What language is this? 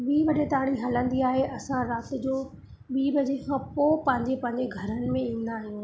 Sindhi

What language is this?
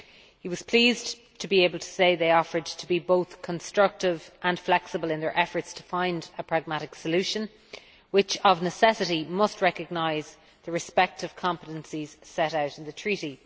English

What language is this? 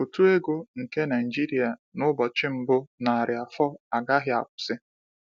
Igbo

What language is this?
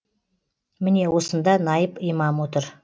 Kazakh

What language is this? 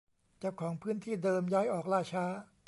Thai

